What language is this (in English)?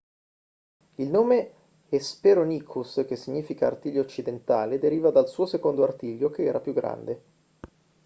Italian